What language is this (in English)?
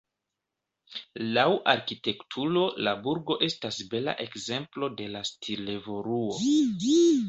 Esperanto